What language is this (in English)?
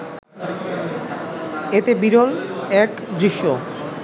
Bangla